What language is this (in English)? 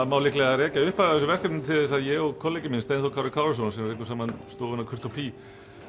Icelandic